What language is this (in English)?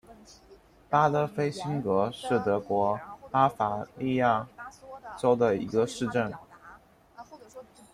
Chinese